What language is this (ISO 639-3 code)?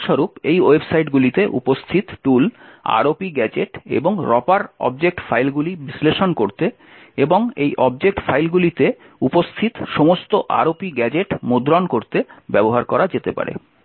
ben